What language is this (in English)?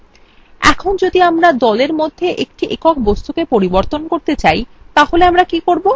Bangla